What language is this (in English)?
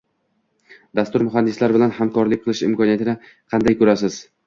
Uzbek